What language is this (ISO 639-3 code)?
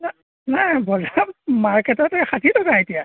asm